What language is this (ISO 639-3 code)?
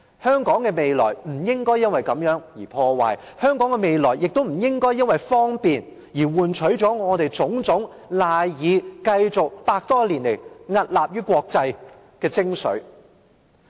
yue